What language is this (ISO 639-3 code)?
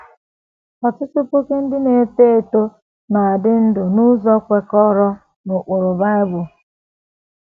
ibo